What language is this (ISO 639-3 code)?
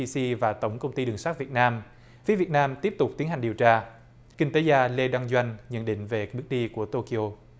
vie